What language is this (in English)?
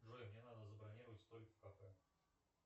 Russian